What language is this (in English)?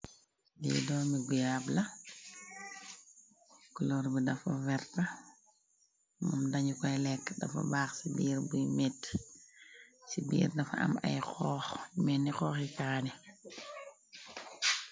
Wolof